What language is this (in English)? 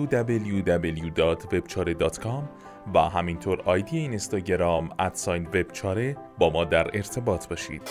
Persian